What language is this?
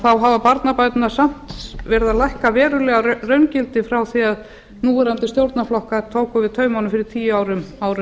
Icelandic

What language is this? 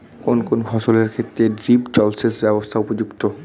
Bangla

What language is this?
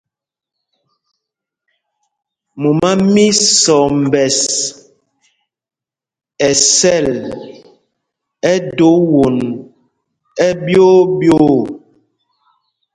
Mpumpong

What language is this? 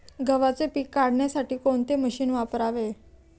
Marathi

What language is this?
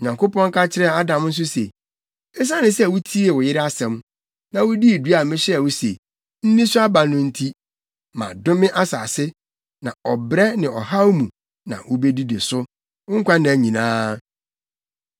Akan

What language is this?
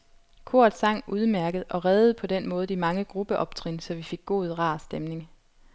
Danish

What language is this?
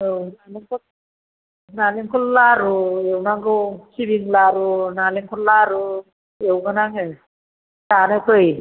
Bodo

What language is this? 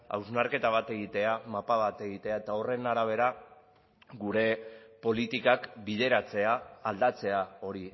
Basque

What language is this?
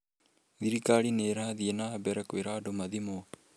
Kikuyu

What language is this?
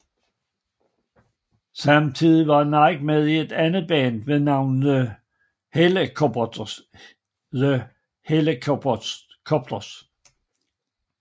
Danish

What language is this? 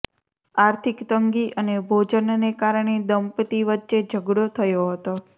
Gujarati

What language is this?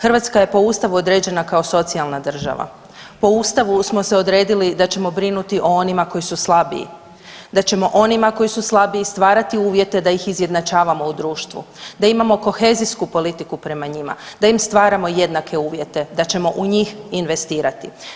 Croatian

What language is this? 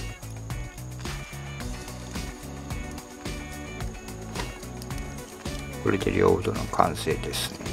Japanese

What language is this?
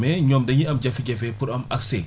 Wolof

